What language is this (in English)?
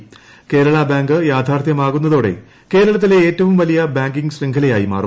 Malayalam